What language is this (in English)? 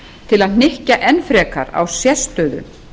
Icelandic